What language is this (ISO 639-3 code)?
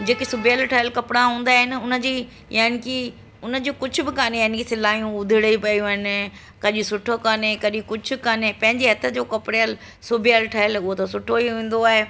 snd